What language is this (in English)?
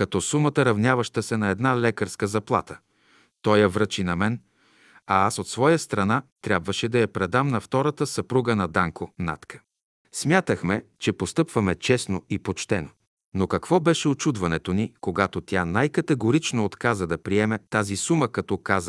Bulgarian